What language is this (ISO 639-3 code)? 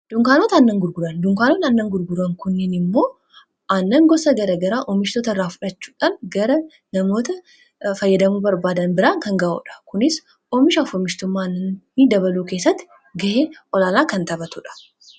orm